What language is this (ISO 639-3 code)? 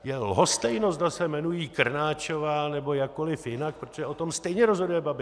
ces